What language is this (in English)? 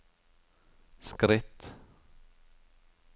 Norwegian